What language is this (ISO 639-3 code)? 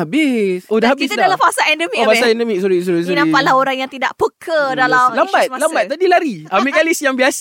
msa